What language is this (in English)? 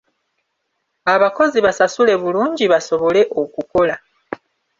Ganda